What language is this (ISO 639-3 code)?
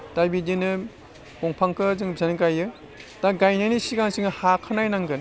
brx